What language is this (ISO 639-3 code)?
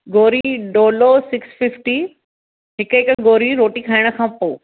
snd